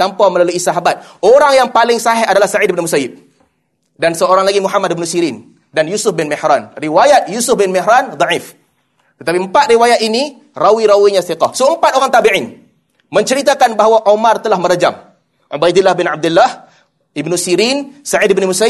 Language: Malay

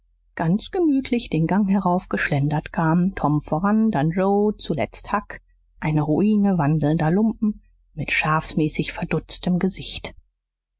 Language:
German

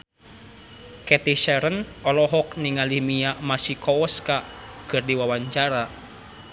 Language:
Sundanese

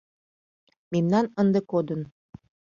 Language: Mari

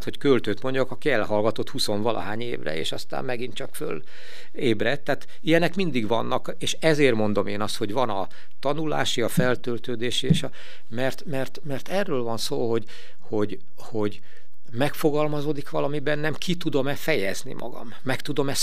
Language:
Hungarian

